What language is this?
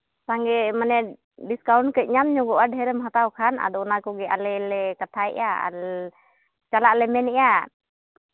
Santali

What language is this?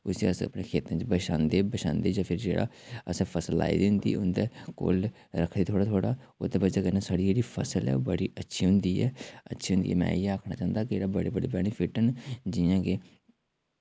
Dogri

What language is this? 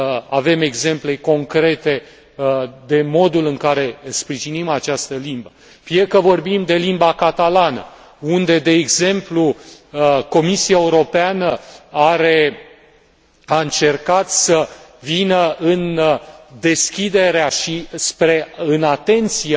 Romanian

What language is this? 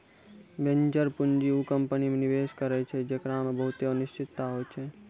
Maithili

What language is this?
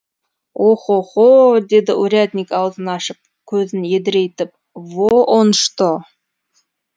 Kazakh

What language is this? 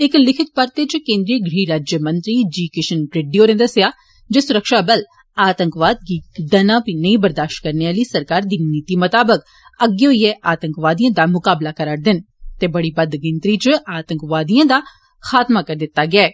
Dogri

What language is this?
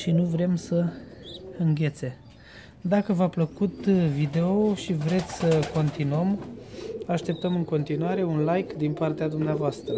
Romanian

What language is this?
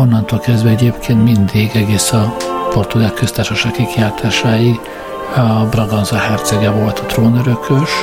Hungarian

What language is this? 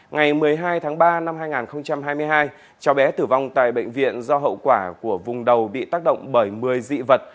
Vietnamese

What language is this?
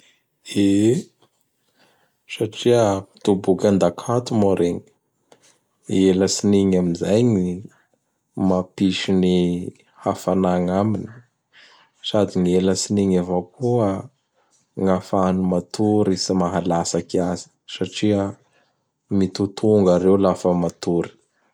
Bara Malagasy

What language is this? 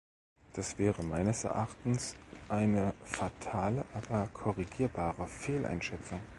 German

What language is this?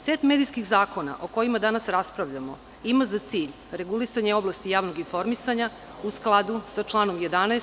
Serbian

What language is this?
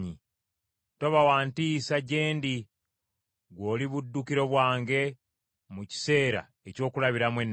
Ganda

